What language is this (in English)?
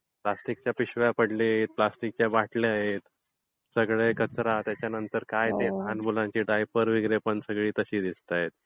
Marathi